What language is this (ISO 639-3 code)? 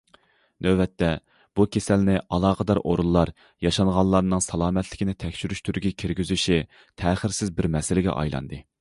uig